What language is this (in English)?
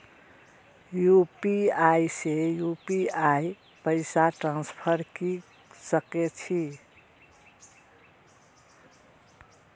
Maithili